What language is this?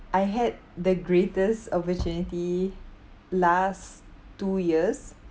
English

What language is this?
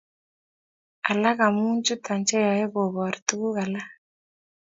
Kalenjin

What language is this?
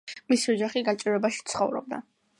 Georgian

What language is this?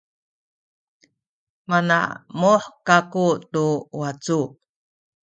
Sakizaya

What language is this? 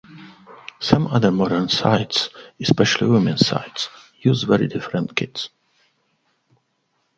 English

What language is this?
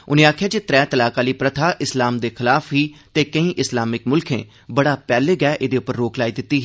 Dogri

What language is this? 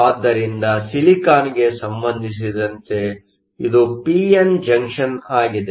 Kannada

